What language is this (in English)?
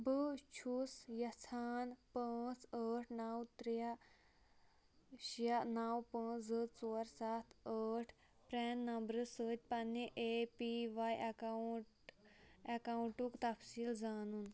Kashmiri